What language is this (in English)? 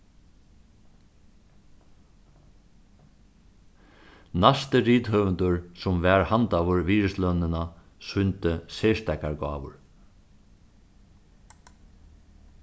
Faroese